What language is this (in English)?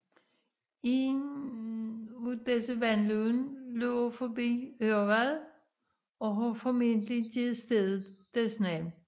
Danish